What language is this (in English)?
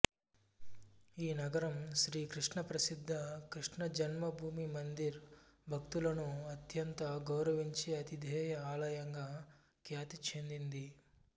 Telugu